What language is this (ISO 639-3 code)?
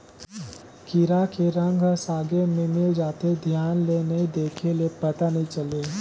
hne